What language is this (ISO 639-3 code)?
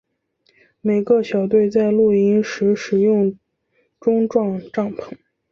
zho